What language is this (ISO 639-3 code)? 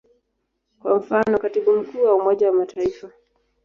swa